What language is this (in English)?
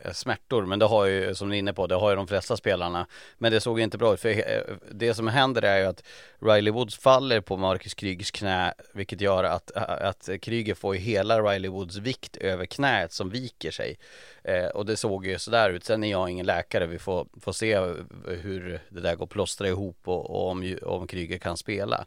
Swedish